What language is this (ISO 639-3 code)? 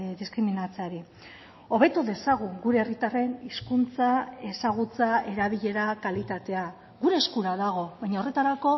eus